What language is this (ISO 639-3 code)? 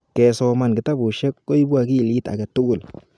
kln